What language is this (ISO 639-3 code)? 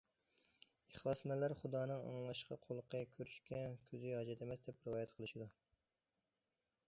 uig